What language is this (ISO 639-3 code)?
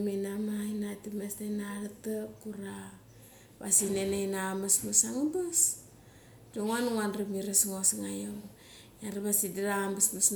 gcc